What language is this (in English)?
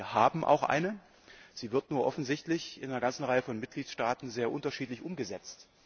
German